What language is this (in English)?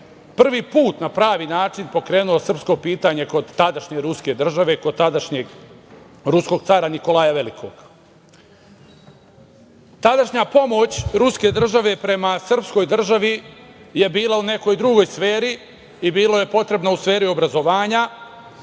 Serbian